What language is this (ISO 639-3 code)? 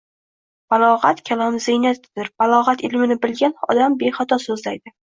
uzb